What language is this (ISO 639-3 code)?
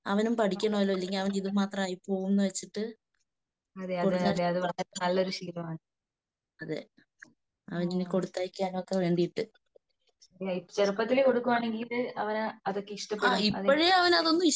mal